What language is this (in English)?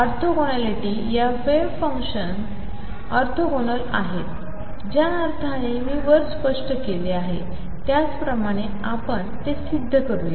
Marathi